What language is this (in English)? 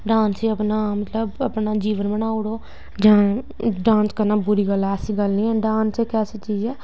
Dogri